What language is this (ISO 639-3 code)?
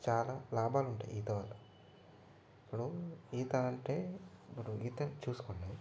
tel